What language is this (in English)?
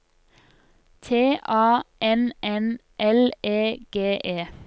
Norwegian